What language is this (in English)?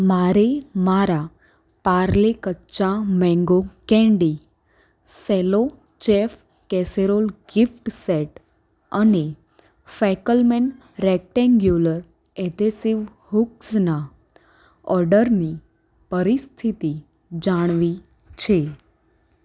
Gujarati